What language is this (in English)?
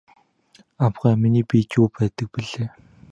Mongolian